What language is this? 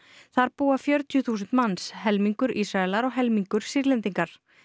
Icelandic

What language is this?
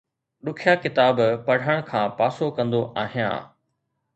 Sindhi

